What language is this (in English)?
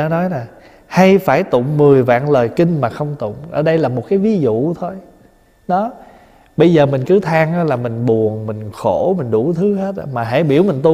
Vietnamese